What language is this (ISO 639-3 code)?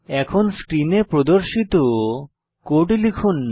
ben